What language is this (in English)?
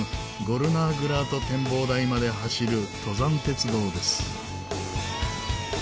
Japanese